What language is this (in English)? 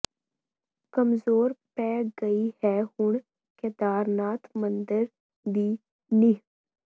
Punjabi